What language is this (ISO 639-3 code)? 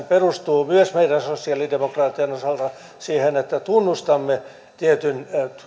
fin